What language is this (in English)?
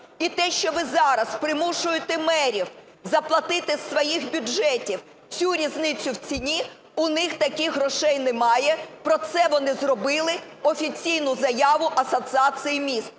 Ukrainian